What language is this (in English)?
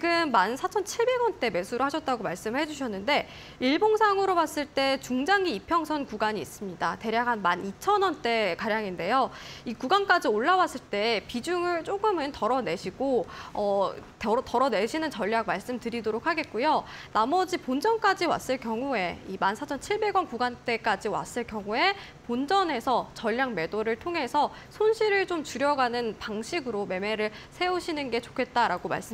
Korean